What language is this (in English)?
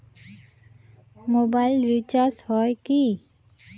Bangla